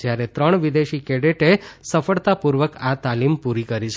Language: Gujarati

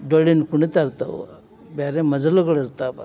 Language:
Kannada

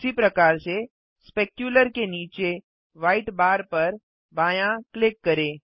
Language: Hindi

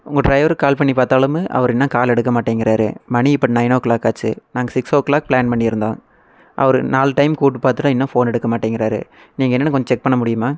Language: Tamil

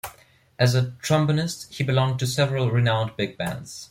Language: English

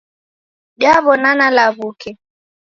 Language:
Taita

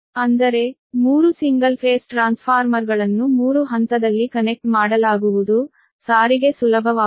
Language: Kannada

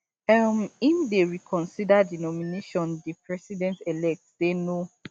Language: Nigerian Pidgin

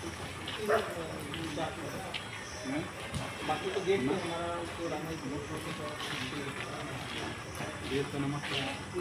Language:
Bangla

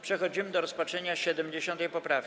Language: Polish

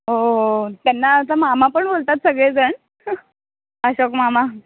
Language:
Marathi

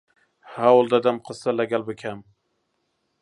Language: Central Kurdish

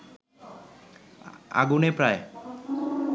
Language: Bangla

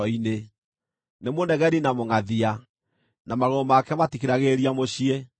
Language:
Kikuyu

